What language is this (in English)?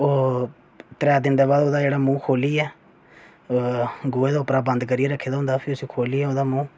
Dogri